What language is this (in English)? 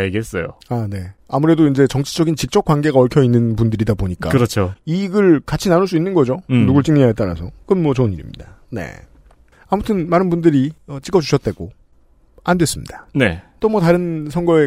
Korean